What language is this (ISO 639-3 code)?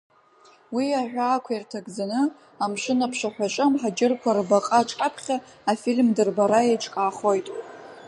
abk